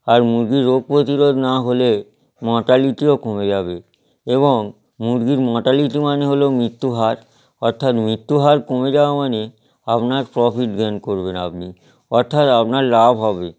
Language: Bangla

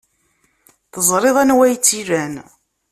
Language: Kabyle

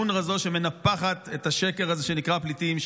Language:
Hebrew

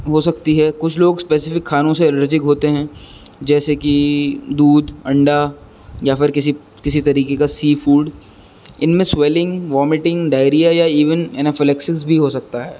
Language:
Urdu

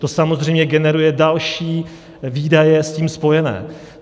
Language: Czech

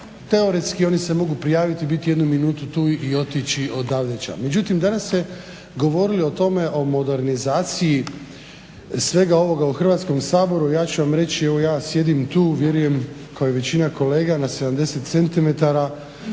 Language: Croatian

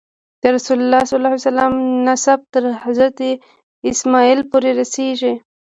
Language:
Pashto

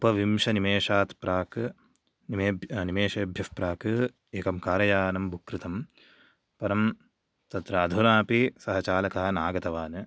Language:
Sanskrit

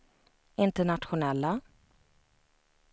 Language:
Swedish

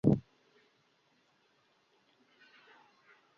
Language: Bangla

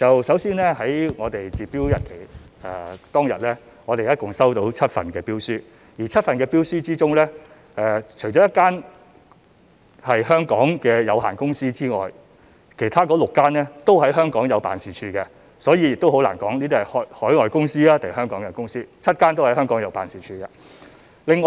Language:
Cantonese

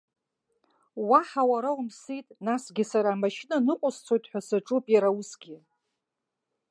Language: Abkhazian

